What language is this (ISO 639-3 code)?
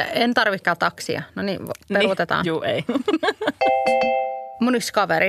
fin